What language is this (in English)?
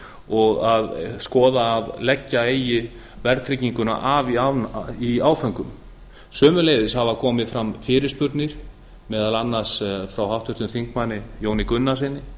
Icelandic